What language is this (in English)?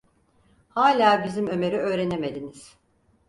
Turkish